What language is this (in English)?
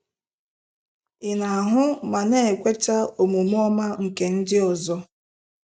Igbo